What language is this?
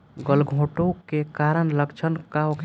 Bhojpuri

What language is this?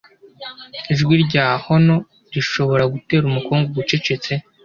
Kinyarwanda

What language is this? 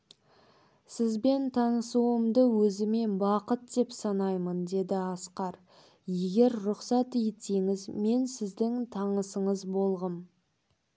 Kazakh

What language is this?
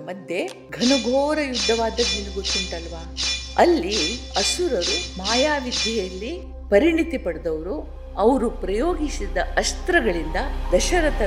Kannada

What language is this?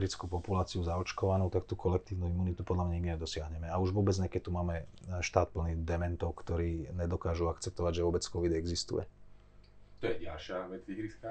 Slovak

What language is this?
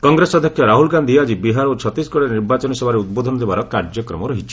Odia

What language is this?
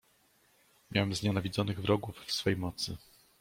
Polish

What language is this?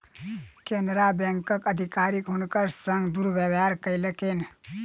Maithili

